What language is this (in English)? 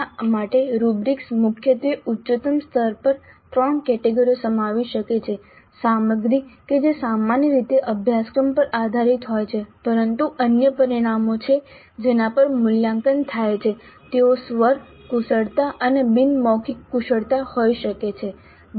Gujarati